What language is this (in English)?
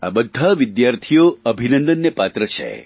Gujarati